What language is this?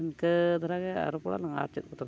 Santali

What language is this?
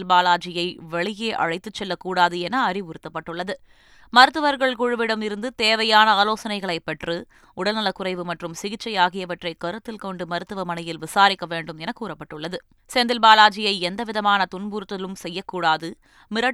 Tamil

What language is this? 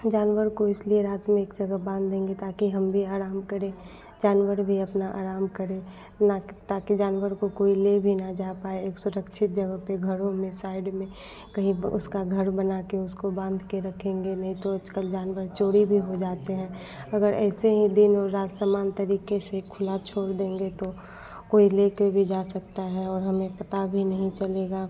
Hindi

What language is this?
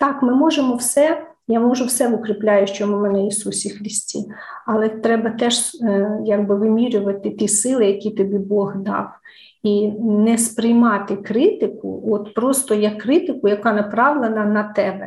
Ukrainian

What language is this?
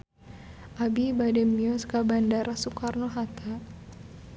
Sundanese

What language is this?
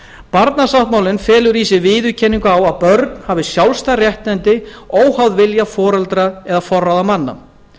Icelandic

